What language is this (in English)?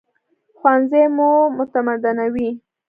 Pashto